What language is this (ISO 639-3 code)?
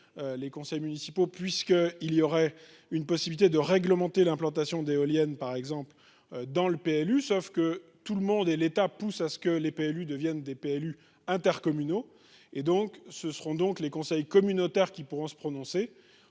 fra